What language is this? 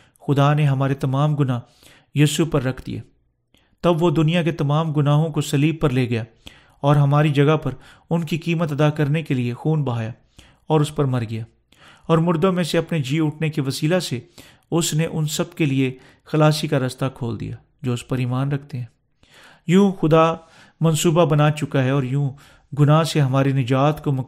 Urdu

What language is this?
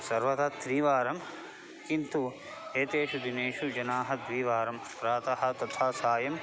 Sanskrit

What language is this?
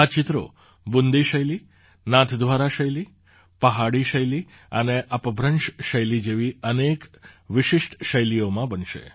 Gujarati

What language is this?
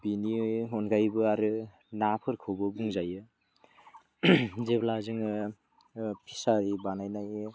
Bodo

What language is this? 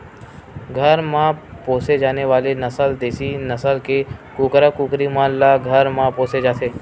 Chhattisgarhi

